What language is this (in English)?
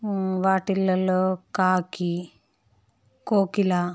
Telugu